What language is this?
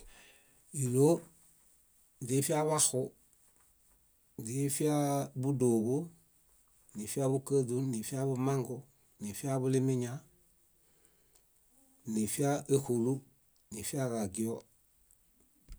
Bayot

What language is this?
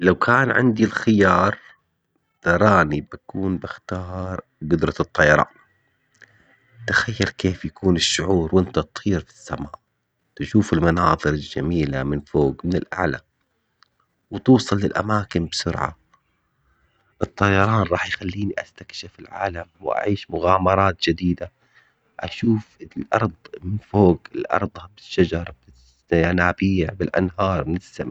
Omani Arabic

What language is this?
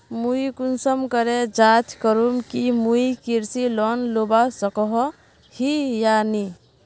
Magahi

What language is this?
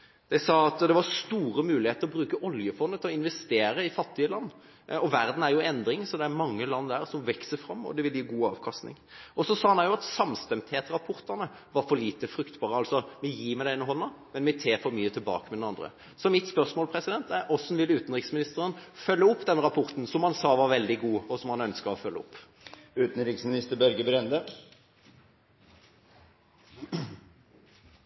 Norwegian Bokmål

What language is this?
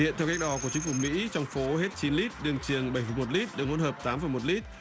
Vietnamese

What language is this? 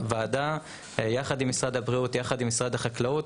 Hebrew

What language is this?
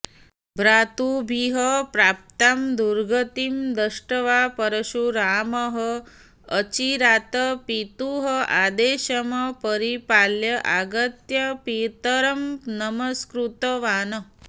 Sanskrit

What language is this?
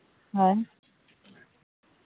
Santali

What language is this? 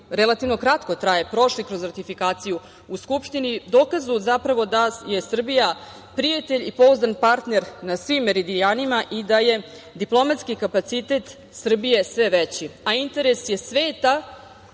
Serbian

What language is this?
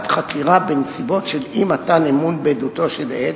Hebrew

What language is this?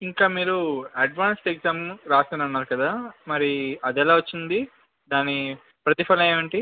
Telugu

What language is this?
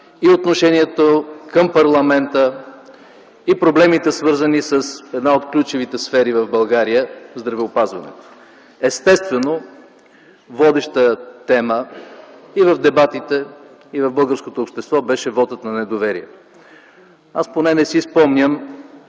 Bulgarian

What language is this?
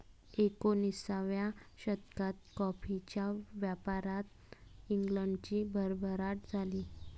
Marathi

